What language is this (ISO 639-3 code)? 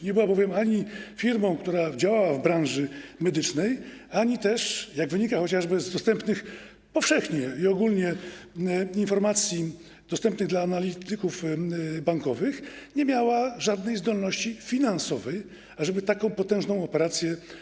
pol